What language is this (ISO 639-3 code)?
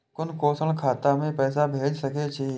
mai